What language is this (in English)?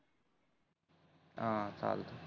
Marathi